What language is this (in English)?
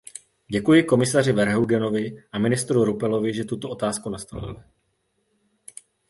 Czech